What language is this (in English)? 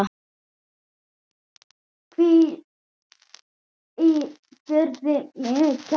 Icelandic